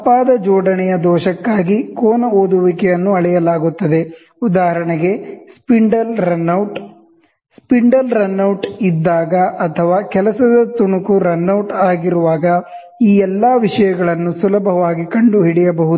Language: Kannada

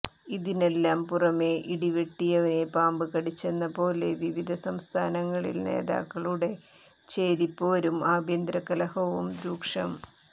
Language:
Malayalam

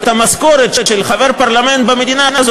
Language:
Hebrew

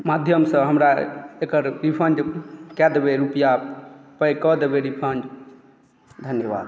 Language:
Maithili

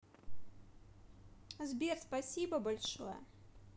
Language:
Russian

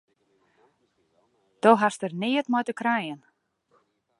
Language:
Western Frisian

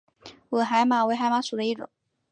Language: Chinese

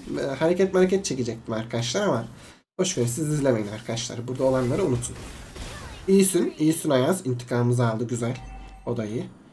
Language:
Turkish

